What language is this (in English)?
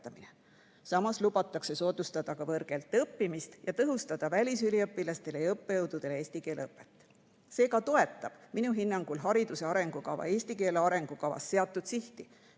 Estonian